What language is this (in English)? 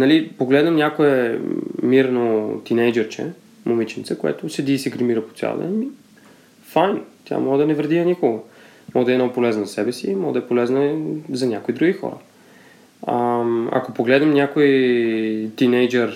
Bulgarian